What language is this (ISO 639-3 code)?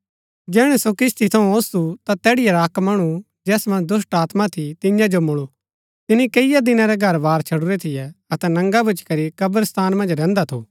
gbk